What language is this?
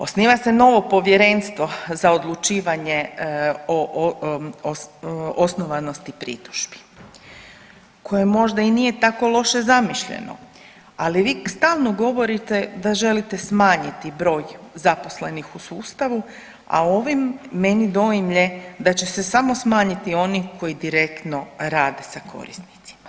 Croatian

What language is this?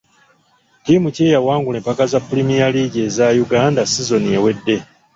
Ganda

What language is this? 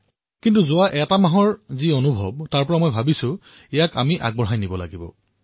Assamese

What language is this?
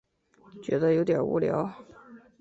Chinese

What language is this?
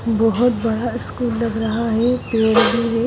Hindi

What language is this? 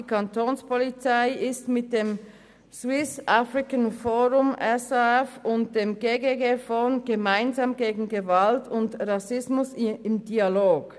Swiss German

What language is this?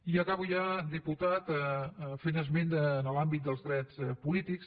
Catalan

